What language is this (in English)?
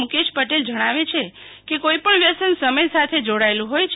Gujarati